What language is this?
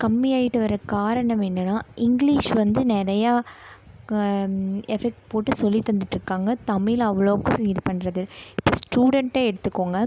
Tamil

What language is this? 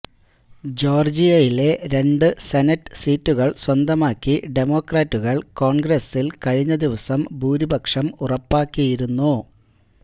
Malayalam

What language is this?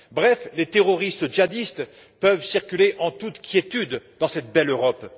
French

